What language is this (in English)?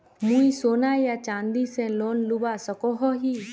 Magahi